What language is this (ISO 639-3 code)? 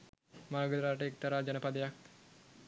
sin